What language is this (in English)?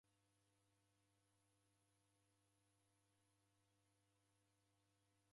Taita